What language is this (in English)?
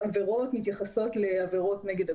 Hebrew